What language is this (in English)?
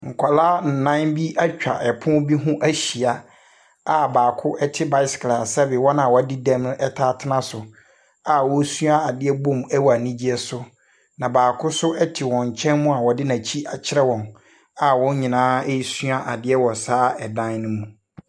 Akan